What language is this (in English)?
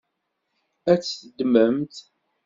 Kabyle